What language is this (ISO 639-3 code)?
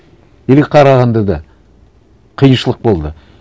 kaz